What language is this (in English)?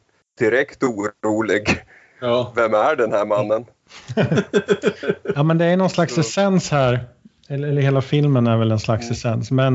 Swedish